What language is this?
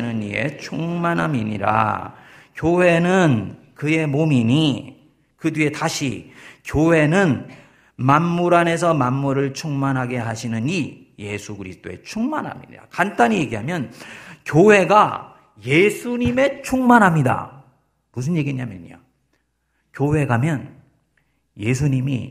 Korean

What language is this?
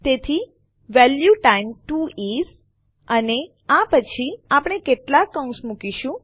Gujarati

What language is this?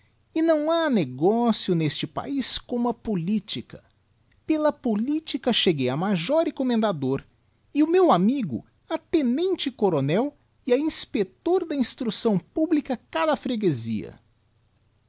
Portuguese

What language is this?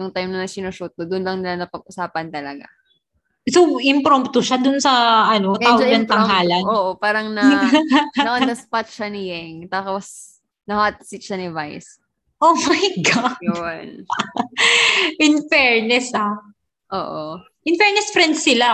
Filipino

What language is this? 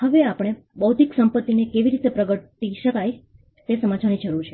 Gujarati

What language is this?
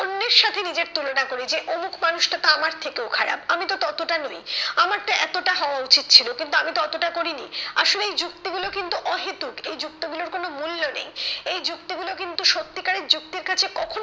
Bangla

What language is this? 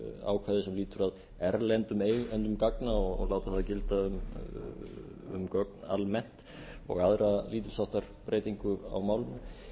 Icelandic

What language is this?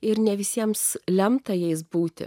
Lithuanian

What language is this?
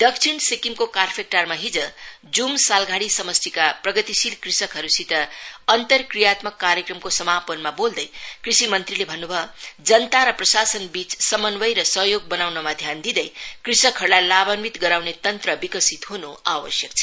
Nepali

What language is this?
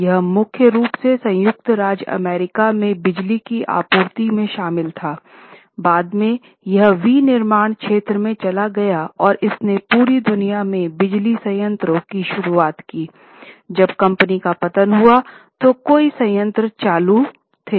Hindi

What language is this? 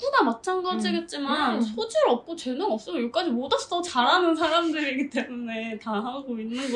Korean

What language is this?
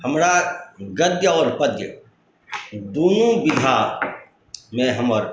Maithili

